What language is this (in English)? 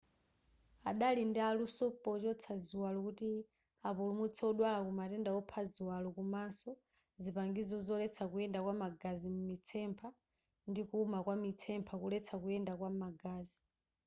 Nyanja